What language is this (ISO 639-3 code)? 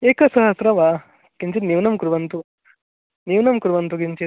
san